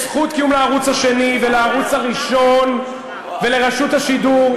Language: Hebrew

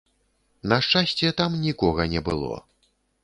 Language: Belarusian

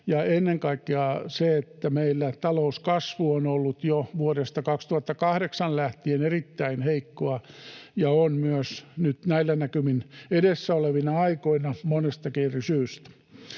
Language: Finnish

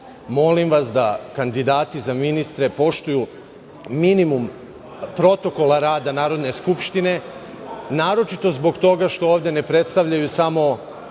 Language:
Serbian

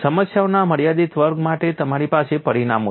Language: Gujarati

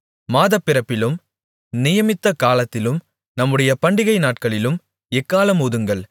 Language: Tamil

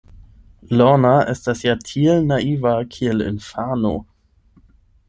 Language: Esperanto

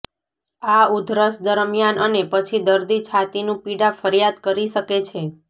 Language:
Gujarati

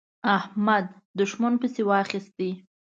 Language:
Pashto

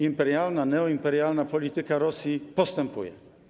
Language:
Polish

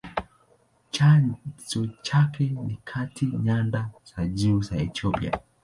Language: Swahili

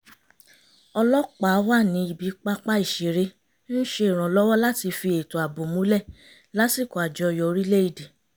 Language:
Yoruba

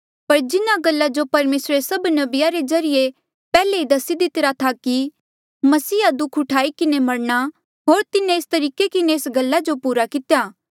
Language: Mandeali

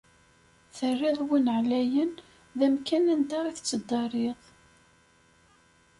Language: Kabyle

